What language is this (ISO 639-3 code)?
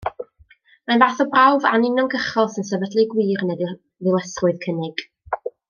cym